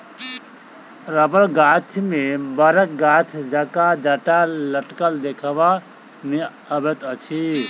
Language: Maithili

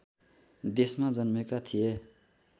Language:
Nepali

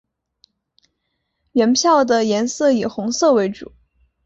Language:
Chinese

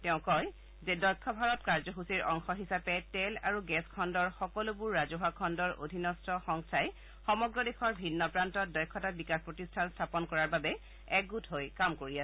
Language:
Assamese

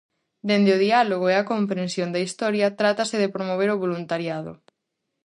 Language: Galician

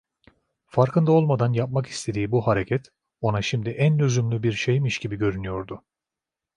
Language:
Turkish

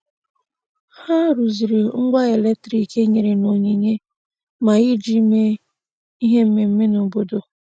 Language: Igbo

